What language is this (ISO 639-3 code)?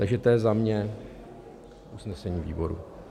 ces